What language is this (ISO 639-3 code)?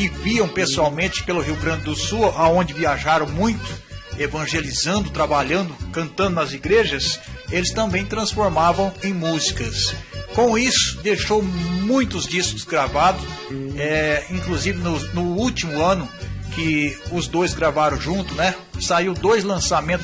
por